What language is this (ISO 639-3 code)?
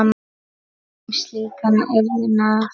isl